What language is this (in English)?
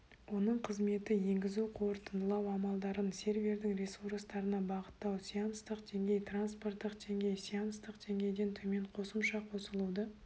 Kazakh